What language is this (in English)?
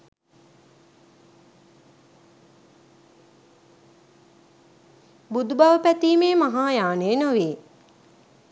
Sinhala